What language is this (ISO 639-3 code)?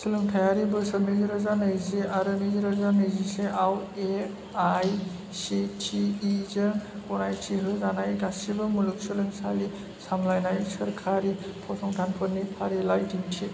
brx